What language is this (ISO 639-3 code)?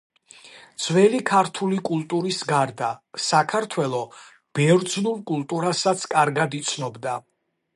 kat